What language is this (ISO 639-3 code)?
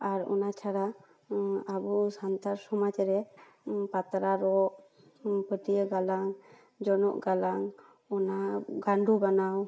sat